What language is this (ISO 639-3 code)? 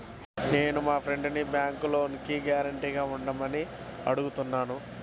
tel